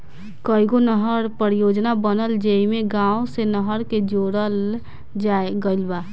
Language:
Bhojpuri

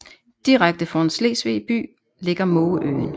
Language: Danish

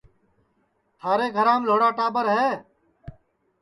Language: Sansi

